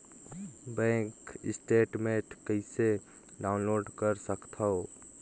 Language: Chhattisgarhi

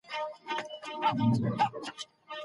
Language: Pashto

